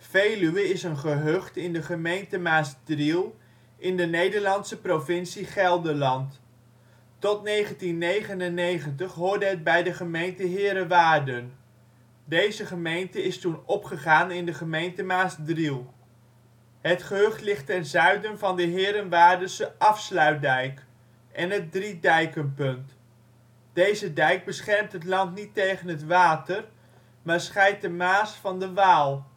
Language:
Dutch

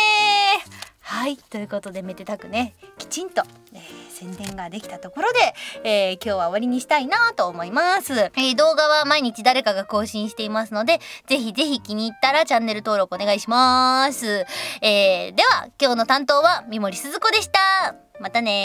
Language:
Japanese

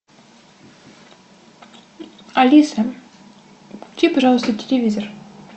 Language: Russian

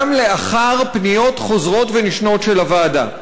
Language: Hebrew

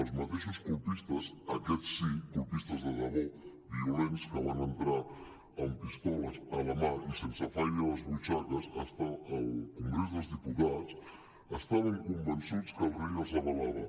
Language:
Catalan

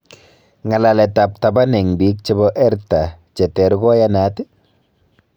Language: Kalenjin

